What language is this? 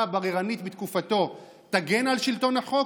Hebrew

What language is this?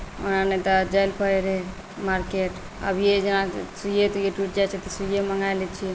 Maithili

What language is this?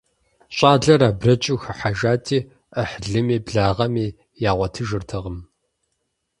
Kabardian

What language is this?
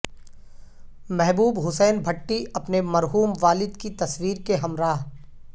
Urdu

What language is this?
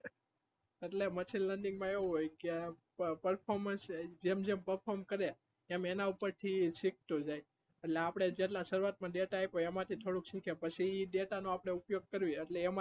Gujarati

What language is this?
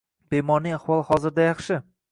Uzbek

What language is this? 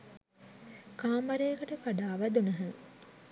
Sinhala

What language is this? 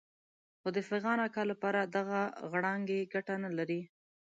Pashto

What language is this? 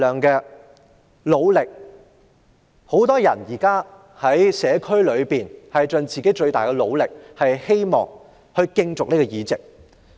Cantonese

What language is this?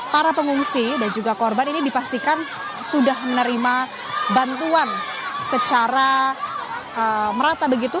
Indonesian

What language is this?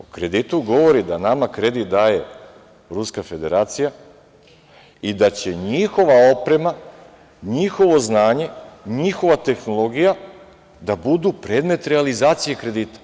Serbian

